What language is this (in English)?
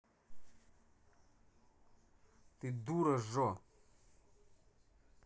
Russian